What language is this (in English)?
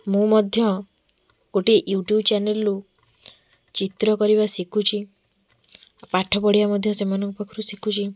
Odia